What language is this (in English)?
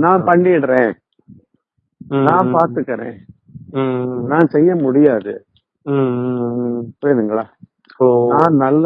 Tamil